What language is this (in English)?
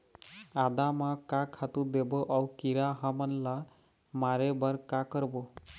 Chhattisgarhi